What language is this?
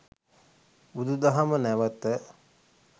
Sinhala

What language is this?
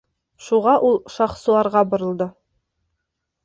Bashkir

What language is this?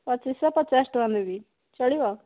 Odia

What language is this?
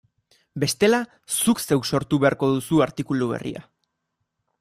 Basque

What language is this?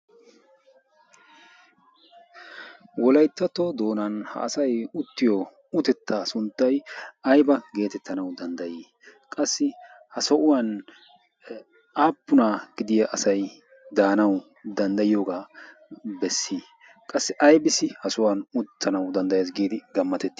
Wolaytta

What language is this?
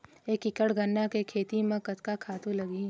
Chhattisgarhi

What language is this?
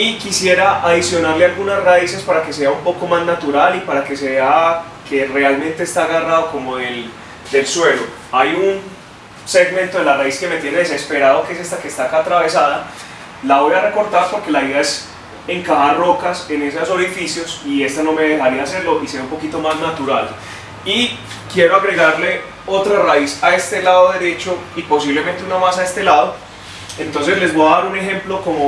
Spanish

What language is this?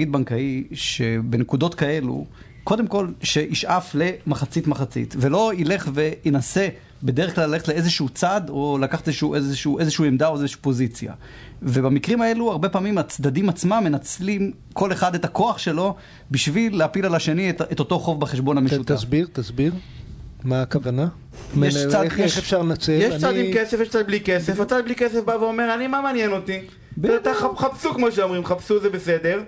Hebrew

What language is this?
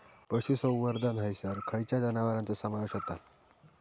Marathi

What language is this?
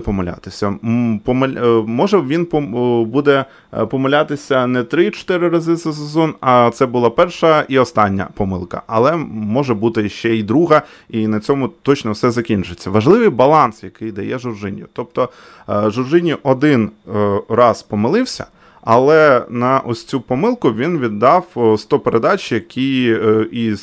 Ukrainian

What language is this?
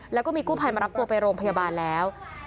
Thai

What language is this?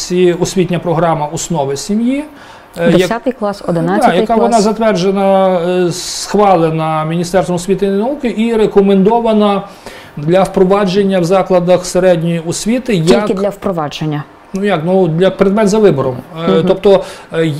Ukrainian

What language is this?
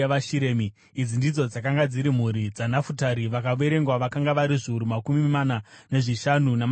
Shona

